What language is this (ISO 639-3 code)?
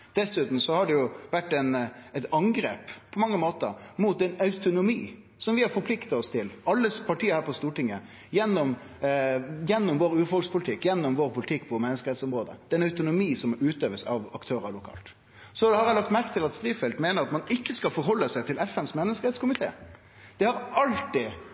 nno